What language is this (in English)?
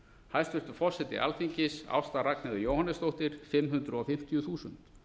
Icelandic